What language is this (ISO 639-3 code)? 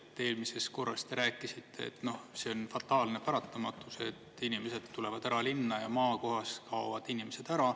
est